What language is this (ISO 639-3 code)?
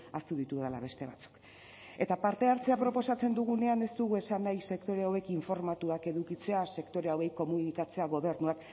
eus